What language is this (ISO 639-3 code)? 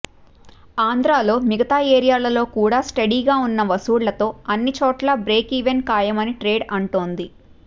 tel